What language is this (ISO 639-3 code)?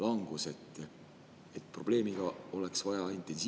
est